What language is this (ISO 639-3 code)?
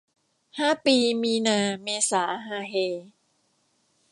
tha